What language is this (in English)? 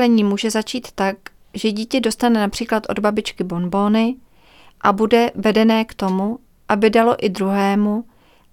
Czech